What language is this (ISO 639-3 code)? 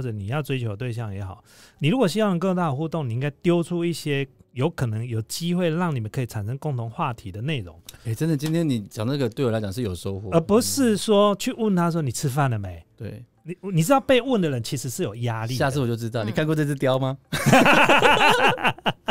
zho